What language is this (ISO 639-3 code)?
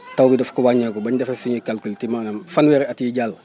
wol